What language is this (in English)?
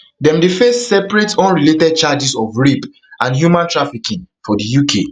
Nigerian Pidgin